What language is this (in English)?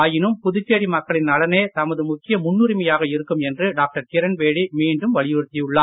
Tamil